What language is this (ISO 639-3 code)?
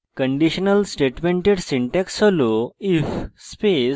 ben